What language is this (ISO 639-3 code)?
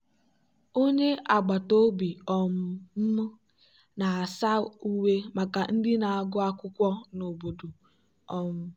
ibo